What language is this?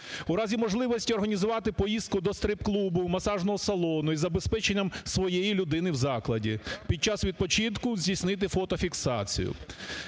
Ukrainian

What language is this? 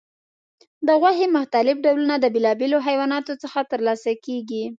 Pashto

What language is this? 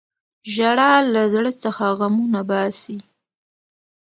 Pashto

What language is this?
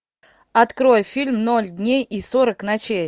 Russian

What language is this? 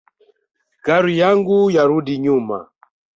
Swahili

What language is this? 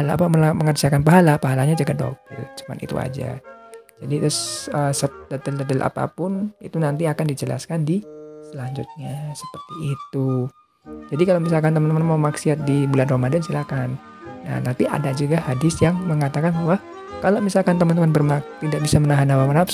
Indonesian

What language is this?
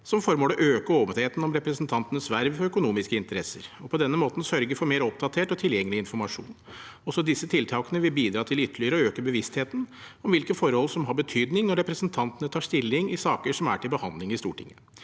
Norwegian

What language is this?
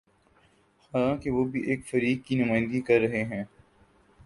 Urdu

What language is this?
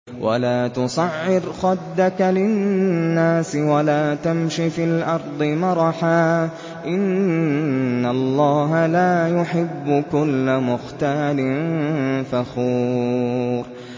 Arabic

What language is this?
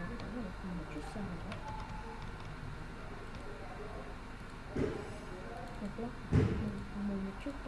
Vietnamese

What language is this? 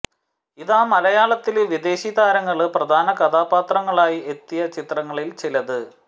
Malayalam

